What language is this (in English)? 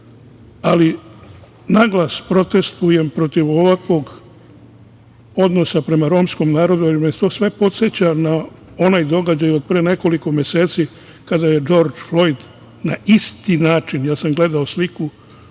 Serbian